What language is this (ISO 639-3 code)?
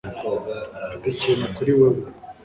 kin